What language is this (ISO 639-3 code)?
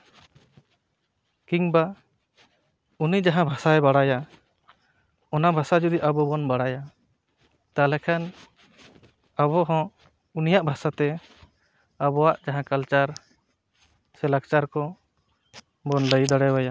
sat